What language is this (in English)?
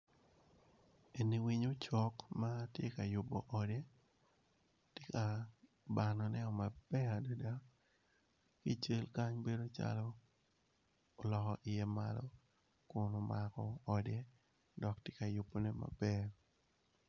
Acoli